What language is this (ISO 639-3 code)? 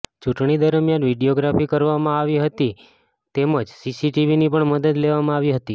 guj